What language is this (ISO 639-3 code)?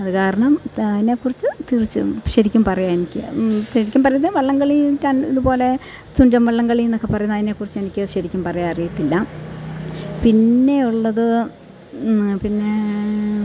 mal